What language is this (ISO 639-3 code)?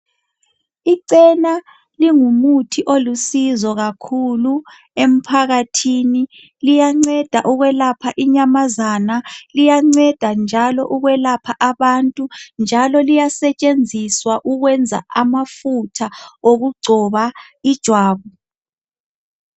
nde